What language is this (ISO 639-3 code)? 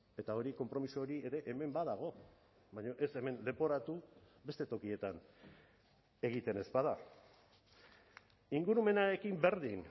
eus